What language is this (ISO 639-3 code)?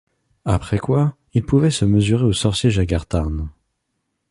fra